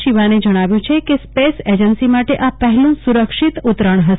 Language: Gujarati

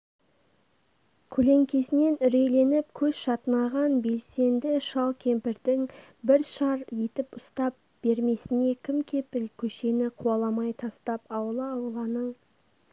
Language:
Kazakh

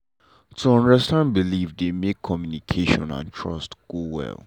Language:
Nigerian Pidgin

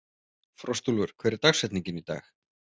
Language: Icelandic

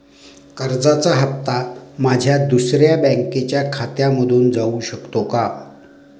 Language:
Marathi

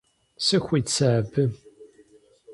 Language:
Kabardian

